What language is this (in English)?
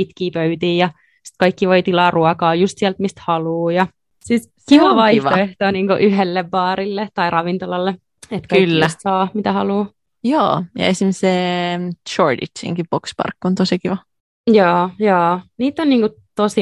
Finnish